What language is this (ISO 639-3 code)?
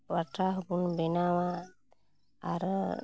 sat